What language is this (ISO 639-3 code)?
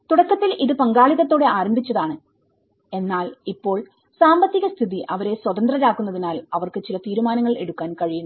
mal